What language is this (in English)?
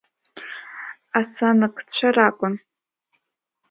Abkhazian